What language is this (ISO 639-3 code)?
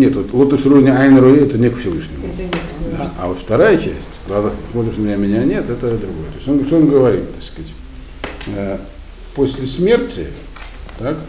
rus